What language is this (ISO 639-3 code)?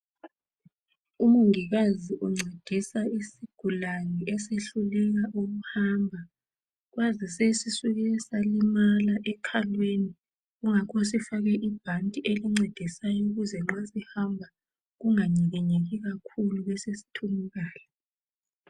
nde